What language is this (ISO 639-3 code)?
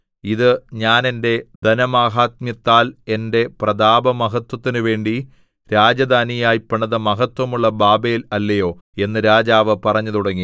mal